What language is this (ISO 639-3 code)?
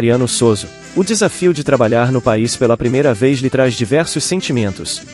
por